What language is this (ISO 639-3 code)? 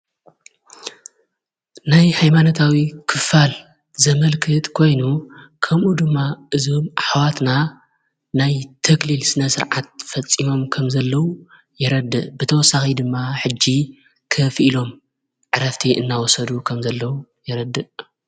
tir